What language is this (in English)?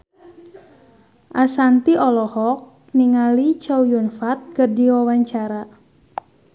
Sundanese